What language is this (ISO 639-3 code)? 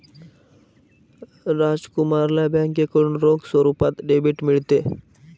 mar